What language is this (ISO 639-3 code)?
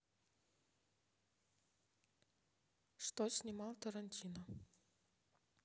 rus